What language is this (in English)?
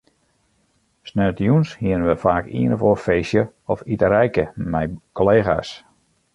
Western Frisian